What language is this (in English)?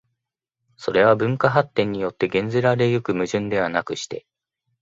Japanese